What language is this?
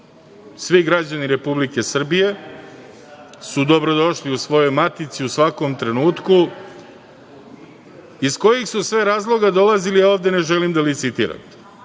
Serbian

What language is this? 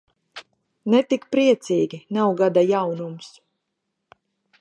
Latvian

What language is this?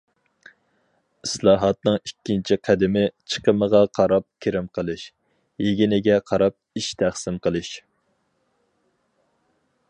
Uyghur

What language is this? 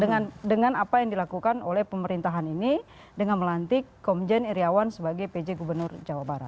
Indonesian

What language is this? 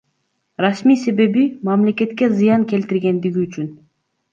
Kyrgyz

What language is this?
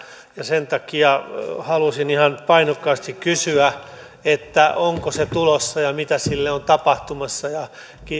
Finnish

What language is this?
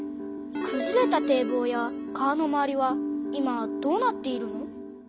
Japanese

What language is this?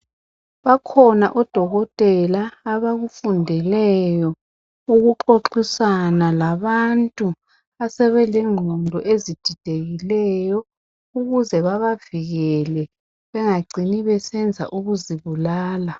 North Ndebele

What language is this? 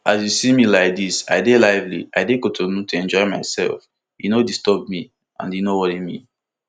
Nigerian Pidgin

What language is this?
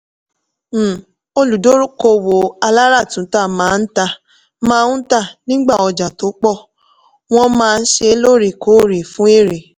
Yoruba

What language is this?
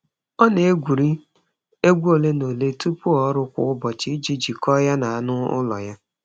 Igbo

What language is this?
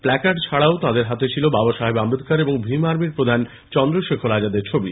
Bangla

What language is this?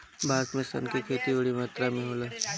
Bhojpuri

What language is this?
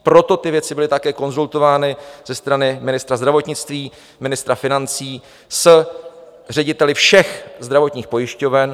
Czech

